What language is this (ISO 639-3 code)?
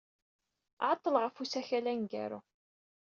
kab